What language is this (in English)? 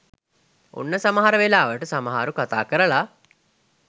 Sinhala